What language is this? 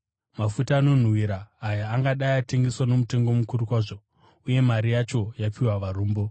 Shona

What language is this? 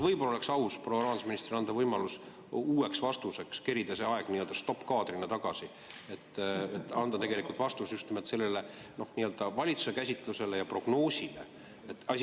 Estonian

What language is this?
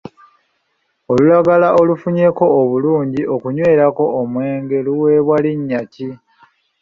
Ganda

